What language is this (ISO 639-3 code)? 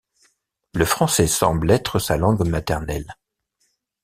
fra